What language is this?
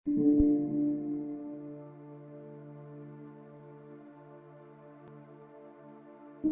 English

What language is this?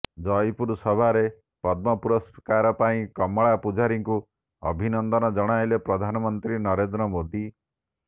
Odia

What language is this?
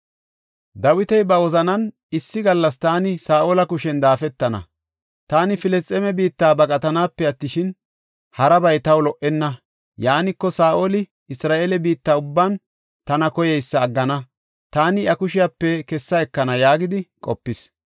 Gofa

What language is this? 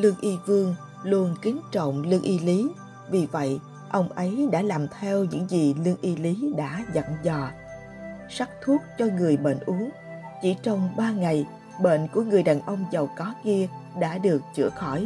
Vietnamese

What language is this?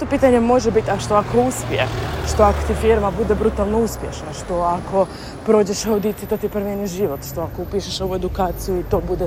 Croatian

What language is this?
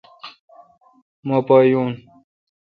Kalkoti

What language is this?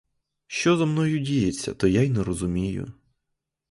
Ukrainian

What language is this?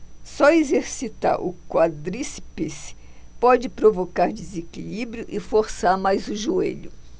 Portuguese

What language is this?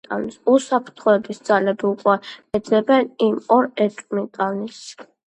Georgian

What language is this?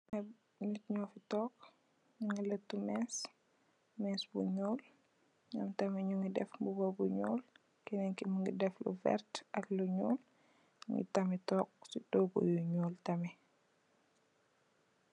Wolof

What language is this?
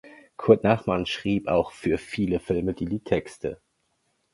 German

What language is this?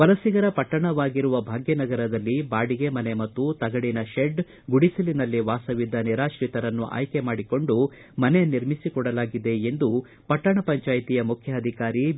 Kannada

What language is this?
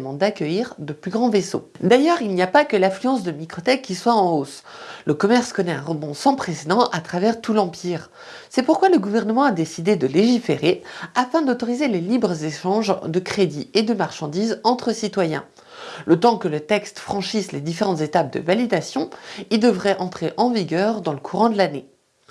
French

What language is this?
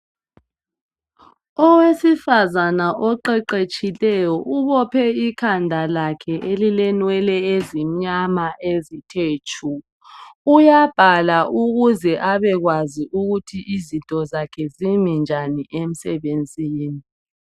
North Ndebele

